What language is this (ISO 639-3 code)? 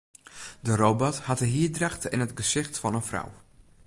fry